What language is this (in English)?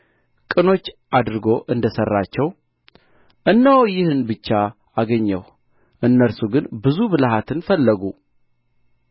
Amharic